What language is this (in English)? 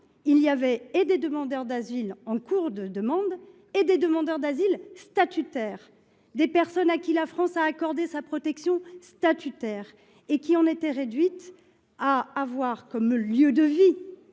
French